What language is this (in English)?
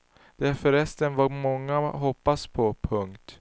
Swedish